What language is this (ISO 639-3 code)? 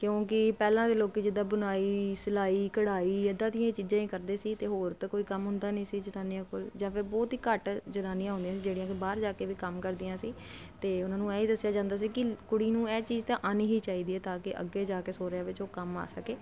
pan